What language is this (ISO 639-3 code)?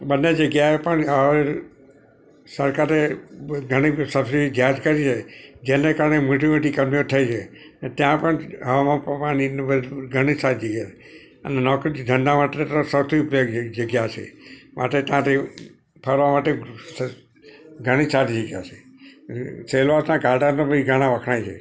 guj